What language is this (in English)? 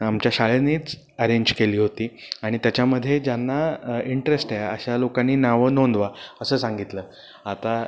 Marathi